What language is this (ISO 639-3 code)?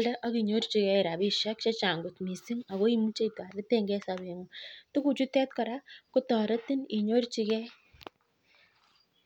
kln